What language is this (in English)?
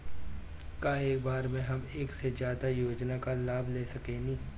Bhojpuri